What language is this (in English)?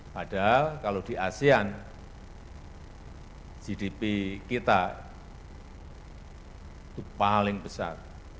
Indonesian